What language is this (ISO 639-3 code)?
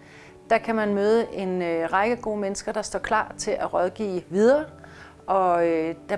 dan